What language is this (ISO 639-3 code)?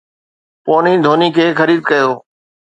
snd